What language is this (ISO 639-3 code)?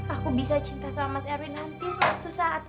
ind